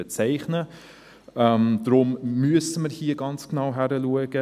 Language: Swiss German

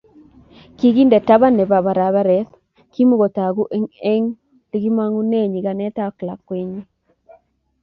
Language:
Kalenjin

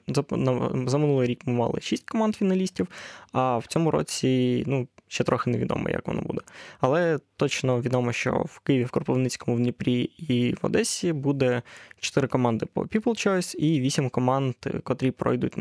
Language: Ukrainian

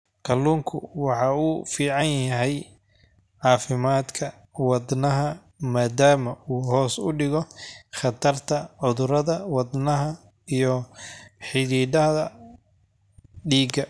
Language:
Somali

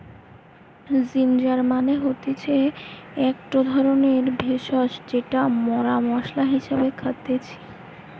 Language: Bangla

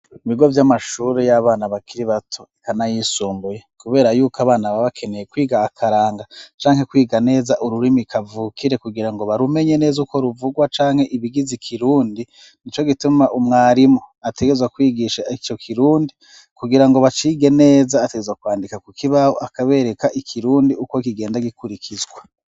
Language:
Rundi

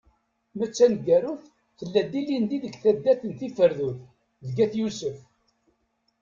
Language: Kabyle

